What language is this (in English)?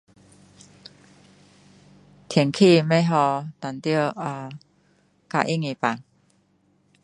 Min Dong Chinese